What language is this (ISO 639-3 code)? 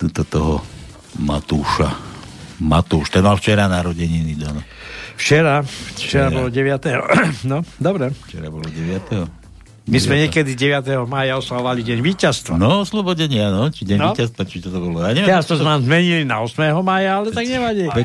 slk